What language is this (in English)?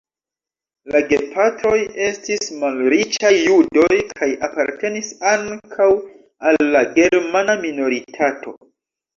Esperanto